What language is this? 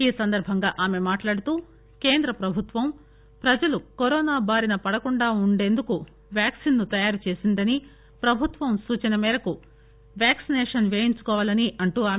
Telugu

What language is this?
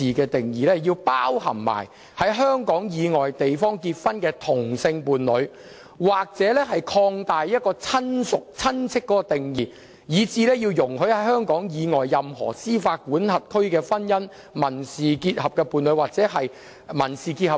Cantonese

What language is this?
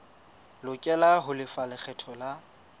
Southern Sotho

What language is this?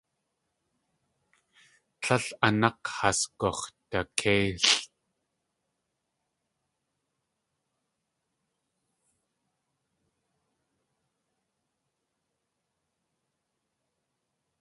Tlingit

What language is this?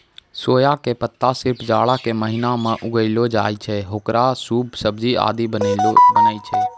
Maithili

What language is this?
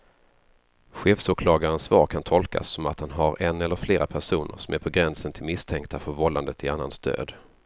Swedish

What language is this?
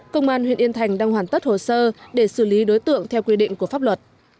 Vietnamese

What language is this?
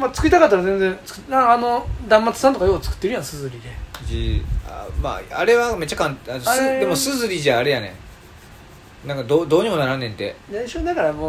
Japanese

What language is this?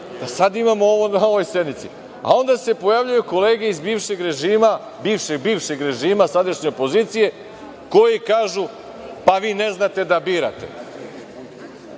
Serbian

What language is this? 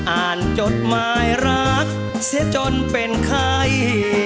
Thai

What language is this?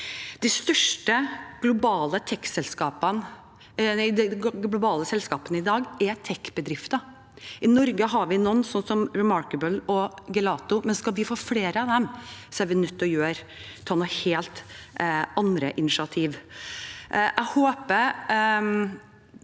Norwegian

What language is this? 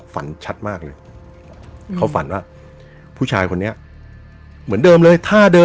Thai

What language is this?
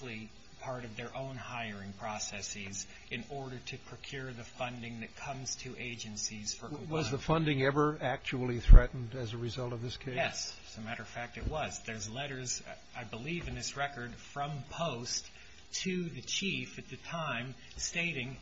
English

